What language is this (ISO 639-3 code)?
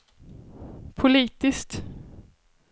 swe